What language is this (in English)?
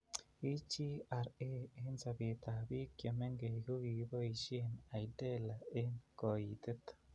Kalenjin